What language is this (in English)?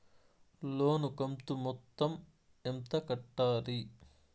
Telugu